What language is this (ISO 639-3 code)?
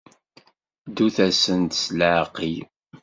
kab